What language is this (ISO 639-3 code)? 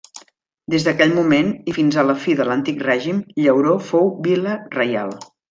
cat